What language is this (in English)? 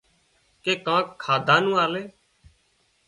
Wadiyara Koli